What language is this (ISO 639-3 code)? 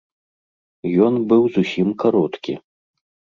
bel